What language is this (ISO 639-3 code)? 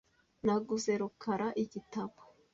kin